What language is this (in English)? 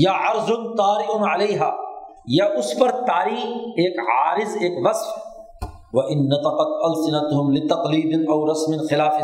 Urdu